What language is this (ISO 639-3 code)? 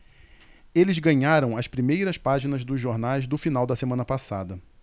por